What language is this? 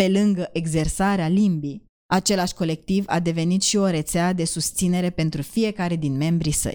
Romanian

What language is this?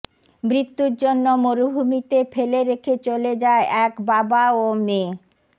Bangla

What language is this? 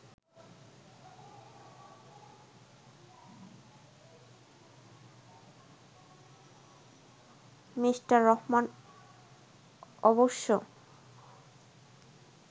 Bangla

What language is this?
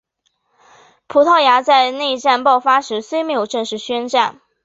Chinese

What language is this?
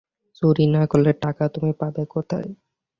Bangla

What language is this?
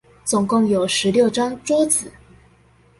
Chinese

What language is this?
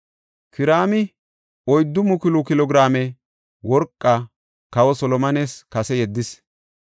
Gofa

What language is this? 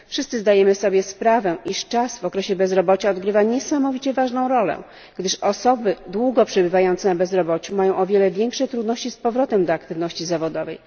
Polish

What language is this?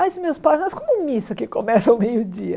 Portuguese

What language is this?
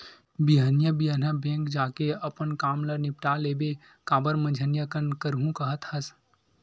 Chhattisgarhi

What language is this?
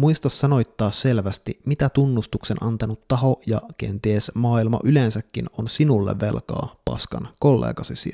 Finnish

